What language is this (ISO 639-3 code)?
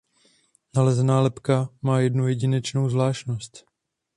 ces